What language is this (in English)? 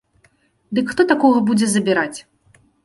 Belarusian